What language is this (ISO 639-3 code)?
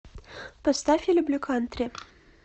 rus